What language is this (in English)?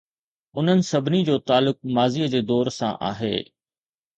Sindhi